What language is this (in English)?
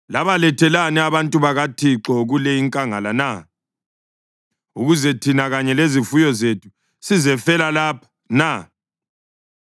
North Ndebele